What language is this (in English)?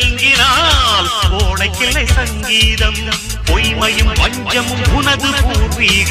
Hindi